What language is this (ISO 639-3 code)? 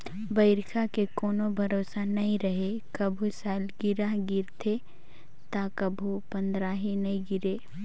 hne